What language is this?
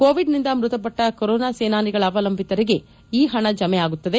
Kannada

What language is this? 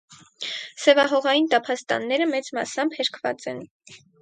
Armenian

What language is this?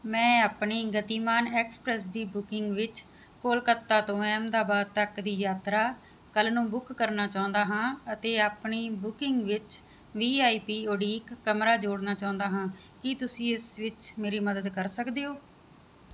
Punjabi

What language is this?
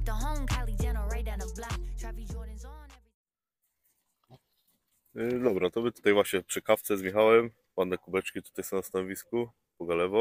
Polish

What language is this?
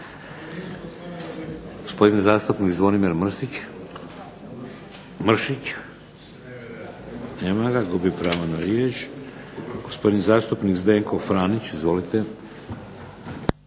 Croatian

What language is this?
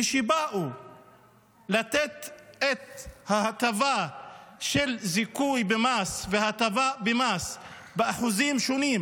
Hebrew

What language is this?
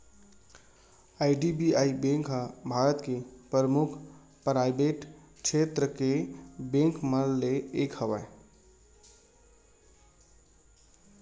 Chhattisgarhi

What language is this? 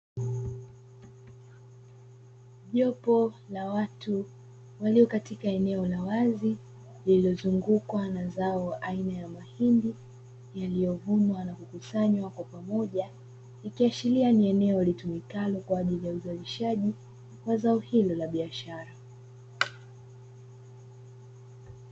Swahili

